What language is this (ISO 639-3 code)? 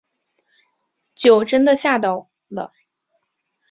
zho